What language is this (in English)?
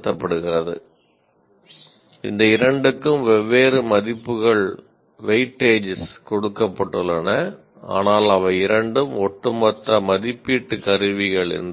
Tamil